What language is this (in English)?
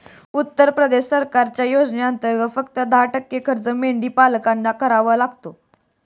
Marathi